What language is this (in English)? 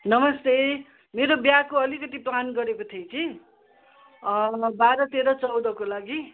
Nepali